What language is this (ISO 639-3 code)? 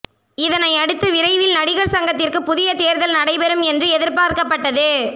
tam